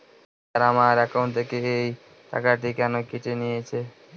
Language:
Bangla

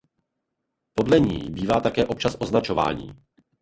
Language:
Czech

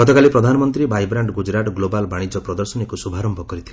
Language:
Odia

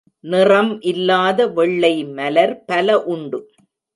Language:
Tamil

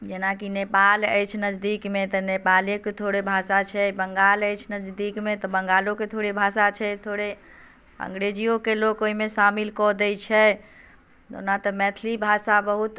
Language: Maithili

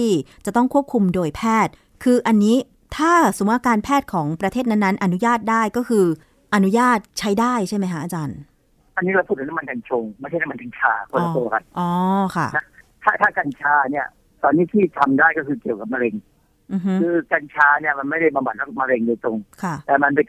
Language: Thai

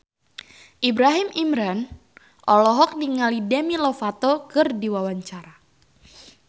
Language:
Sundanese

